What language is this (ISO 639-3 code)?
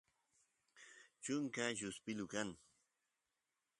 qus